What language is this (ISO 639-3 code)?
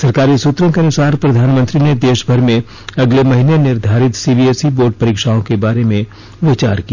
hin